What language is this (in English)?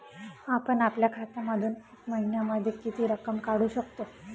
Marathi